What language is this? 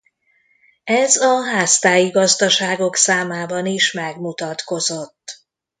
Hungarian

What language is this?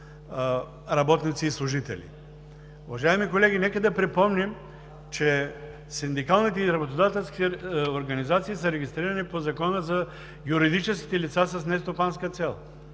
Bulgarian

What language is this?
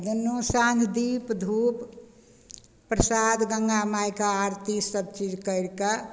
Maithili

